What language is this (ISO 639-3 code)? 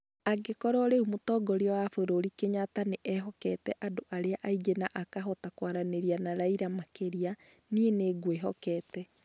kik